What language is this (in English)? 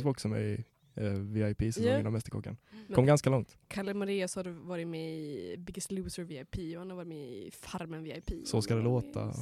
Swedish